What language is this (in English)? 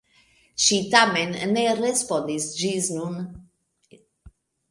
Esperanto